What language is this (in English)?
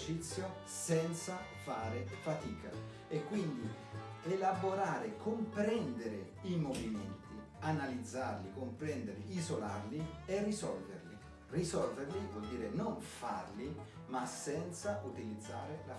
Italian